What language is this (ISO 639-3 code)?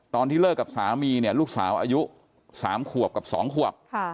tha